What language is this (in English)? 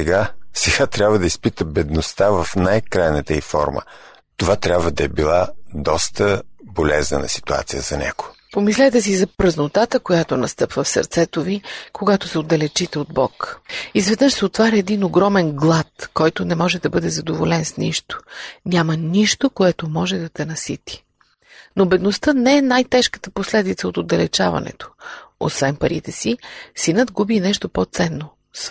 Bulgarian